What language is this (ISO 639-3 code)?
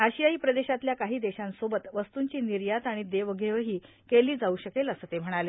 mar